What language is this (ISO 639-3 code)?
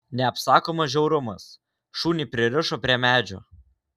lit